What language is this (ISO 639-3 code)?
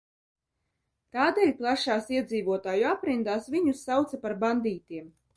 lav